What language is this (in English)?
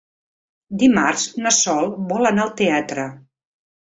Catalan